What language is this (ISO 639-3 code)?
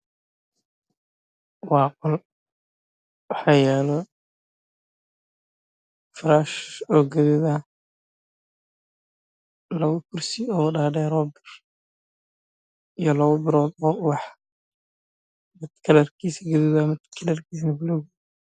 som